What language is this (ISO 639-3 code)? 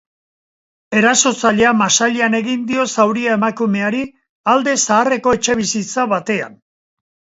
eus